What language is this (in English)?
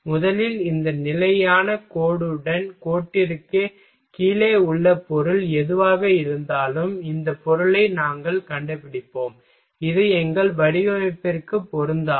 Tamil